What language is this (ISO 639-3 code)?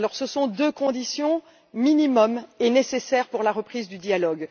fra